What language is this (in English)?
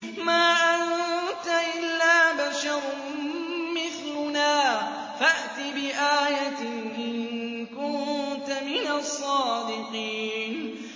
Arabic